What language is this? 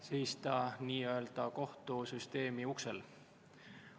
Estonian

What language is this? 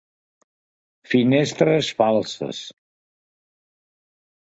Catalan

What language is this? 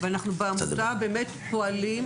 Hebrew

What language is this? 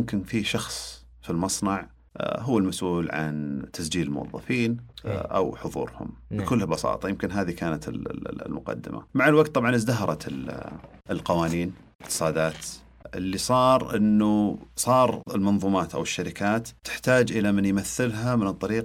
Arabic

